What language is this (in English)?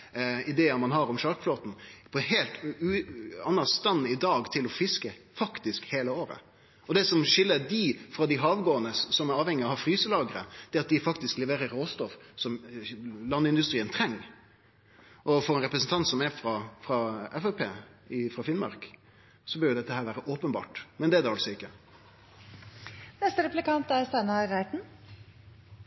Norwegian Nynorsk